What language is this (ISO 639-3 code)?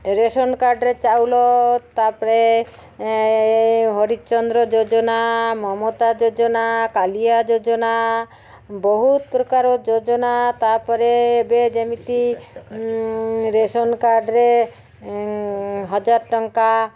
ori